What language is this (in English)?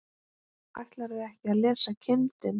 Icelandic